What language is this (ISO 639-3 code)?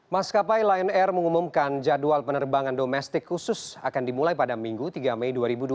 ind